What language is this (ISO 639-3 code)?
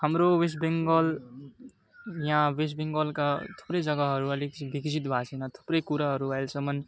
nep